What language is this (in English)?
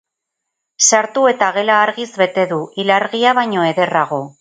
Basque